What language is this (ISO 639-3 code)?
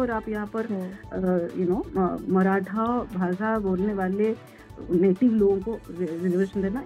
hin